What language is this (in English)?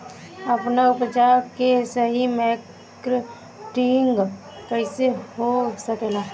Bhojpuri